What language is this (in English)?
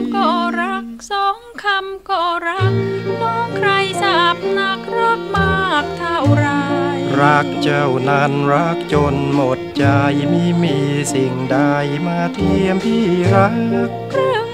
Thai